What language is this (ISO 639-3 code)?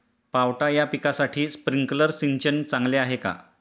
mar